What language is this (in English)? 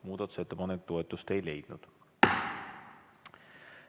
Estonian